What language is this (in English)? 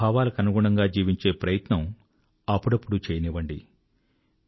Telugu